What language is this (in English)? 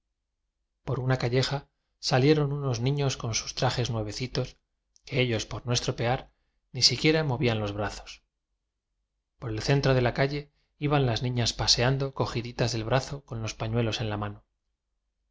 Spanish